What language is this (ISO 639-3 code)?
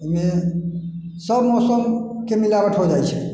mai